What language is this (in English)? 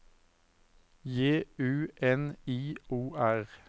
Norwegian